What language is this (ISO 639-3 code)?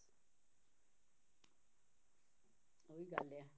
pan